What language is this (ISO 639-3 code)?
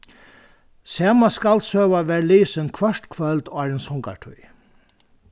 fao